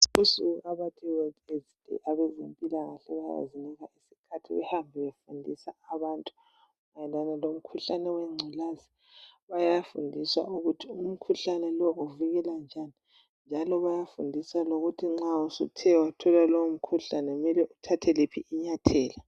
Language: North Ndebele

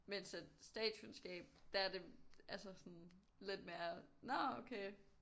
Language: Danish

